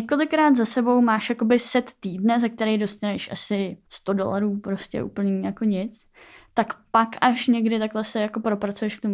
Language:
Czech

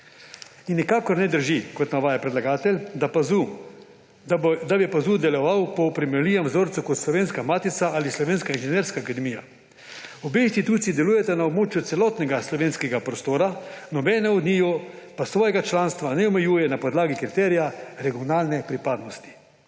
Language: Slovenian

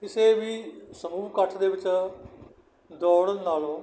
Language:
Punjabi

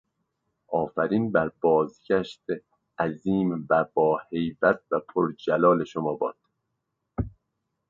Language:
Persian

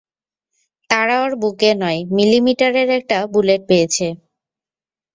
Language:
Bangla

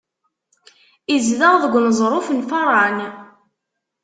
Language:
Kabyle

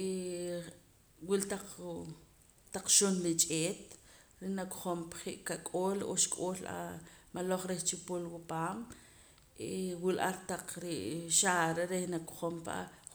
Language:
Poqomam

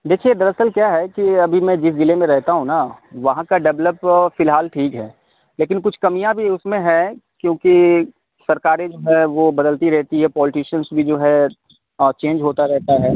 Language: Urdu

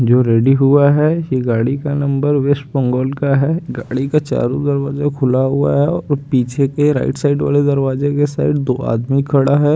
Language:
Hindi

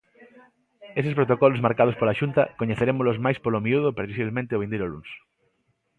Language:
Galician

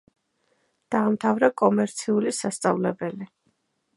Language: Georgian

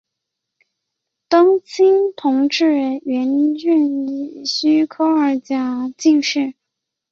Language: Chinese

